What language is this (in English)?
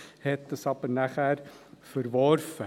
Swiss German